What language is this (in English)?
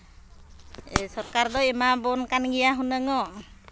Santali